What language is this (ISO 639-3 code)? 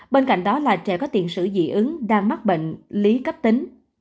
vie